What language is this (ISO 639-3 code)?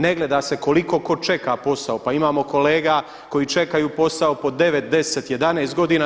hrv